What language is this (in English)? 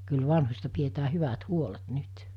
Finnish